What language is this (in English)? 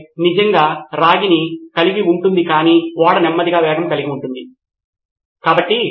Telugu